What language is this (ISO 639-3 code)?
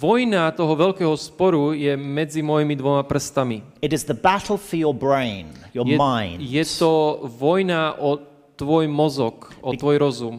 slk